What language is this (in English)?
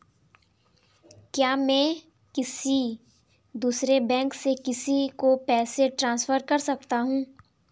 Hindi